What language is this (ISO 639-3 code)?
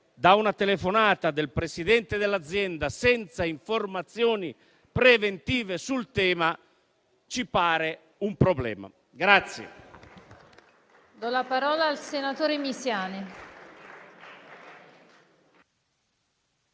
ita